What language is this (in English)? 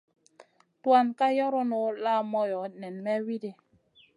Masana